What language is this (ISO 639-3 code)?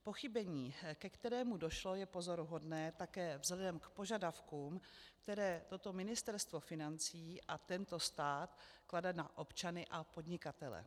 ces